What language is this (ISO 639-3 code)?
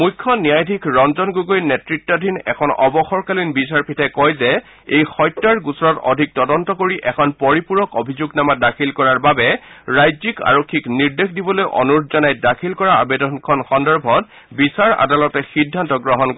asm